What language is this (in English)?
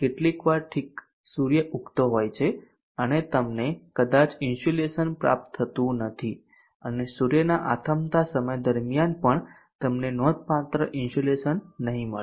Gujarati